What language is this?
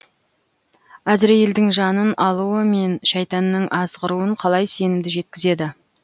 Kazakh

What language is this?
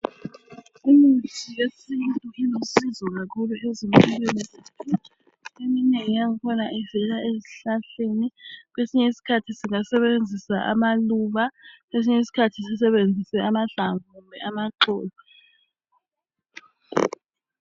North Ndebele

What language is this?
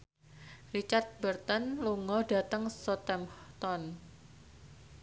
Javanese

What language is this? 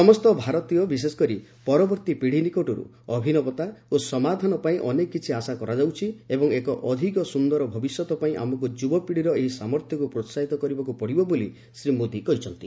Odia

